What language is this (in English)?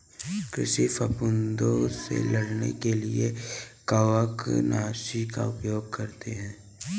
Hindi